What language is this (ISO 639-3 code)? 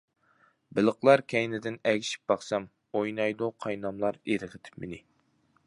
uig